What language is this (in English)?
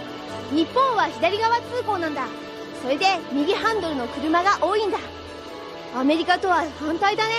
Japanese